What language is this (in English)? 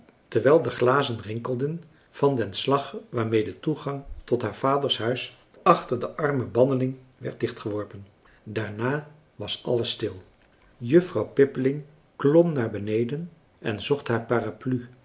Dutch